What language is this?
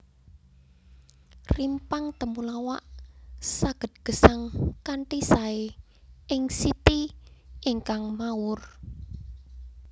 Javanese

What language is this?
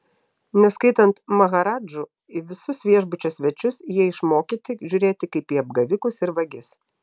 Lithuanian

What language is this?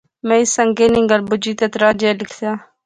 Pahari-Potwari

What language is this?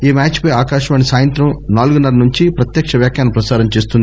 Telugu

